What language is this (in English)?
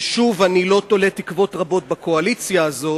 Hebrew